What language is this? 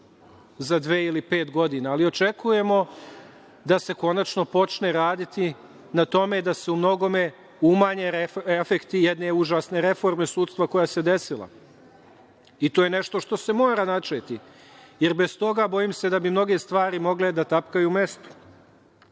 Serbian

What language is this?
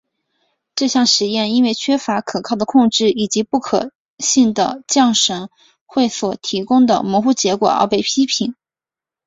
Chinese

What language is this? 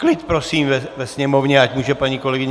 Czech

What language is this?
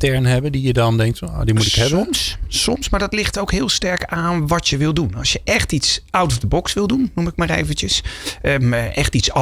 Dutch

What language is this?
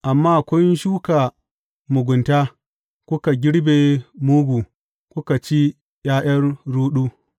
Hausa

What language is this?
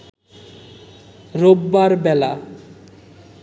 Bangla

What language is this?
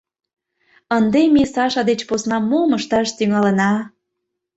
Mari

